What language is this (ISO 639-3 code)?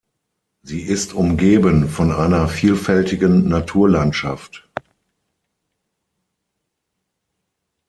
deu